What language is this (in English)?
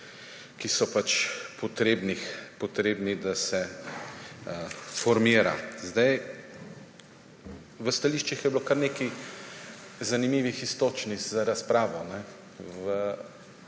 Slovenian